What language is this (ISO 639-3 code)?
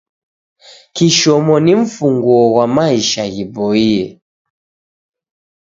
dav